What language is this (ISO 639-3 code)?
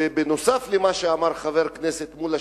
heb